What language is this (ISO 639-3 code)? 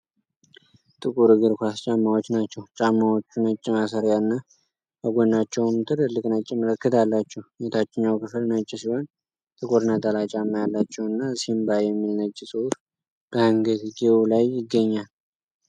amh